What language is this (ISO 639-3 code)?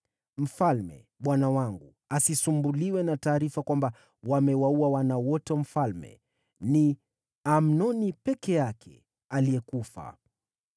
swa